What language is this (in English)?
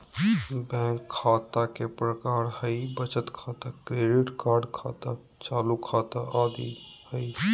Magahi